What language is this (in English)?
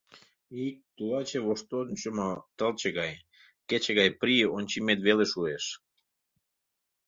Mari